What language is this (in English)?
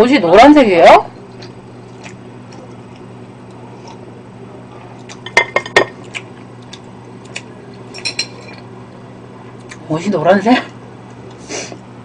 Korean